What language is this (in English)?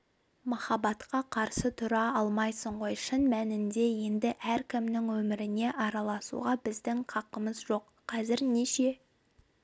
Kazakh